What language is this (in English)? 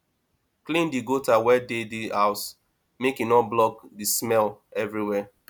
Nigerian Pidgin